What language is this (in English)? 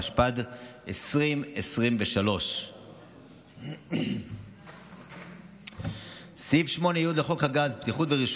Hebrew